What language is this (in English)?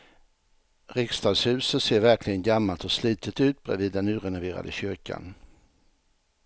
Swedish